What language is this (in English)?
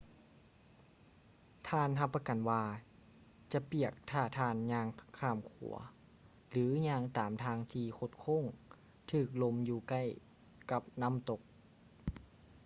Lao